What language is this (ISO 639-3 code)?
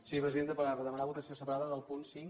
cat